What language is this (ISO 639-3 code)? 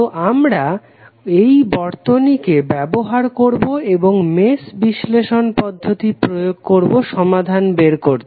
ben